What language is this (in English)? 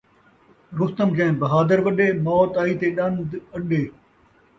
Saraiki